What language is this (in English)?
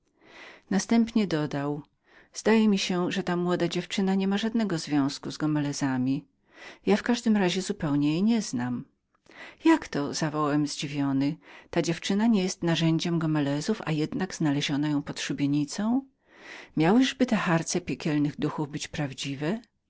Polish